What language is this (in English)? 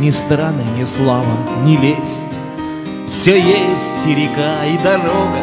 Russian